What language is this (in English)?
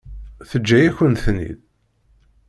Kabyle